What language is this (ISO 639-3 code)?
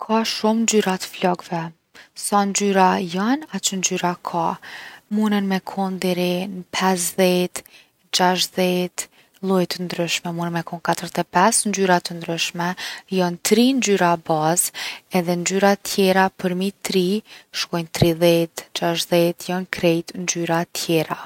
aln